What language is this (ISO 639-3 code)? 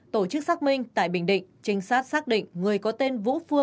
vie